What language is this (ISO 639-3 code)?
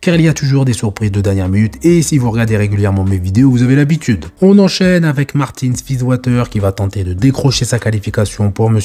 fra